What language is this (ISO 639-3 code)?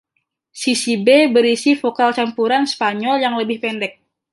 ind